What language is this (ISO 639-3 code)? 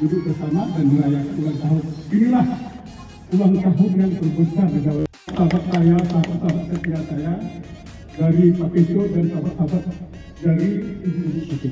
ind